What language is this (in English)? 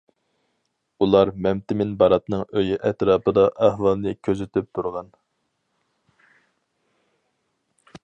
Uyghur